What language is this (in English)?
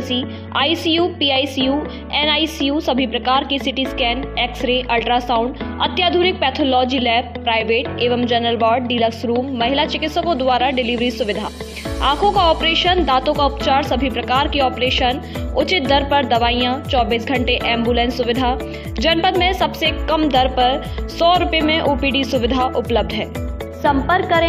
Hindi